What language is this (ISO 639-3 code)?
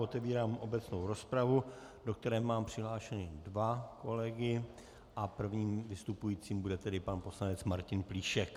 ces